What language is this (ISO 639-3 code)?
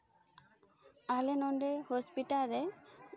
sat